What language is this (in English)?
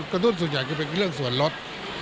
Thai